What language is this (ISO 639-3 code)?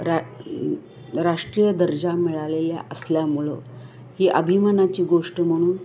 mar